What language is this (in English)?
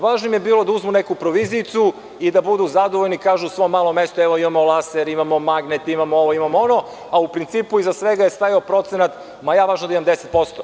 Serbian